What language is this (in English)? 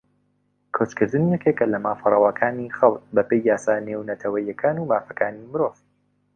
Central Kurdish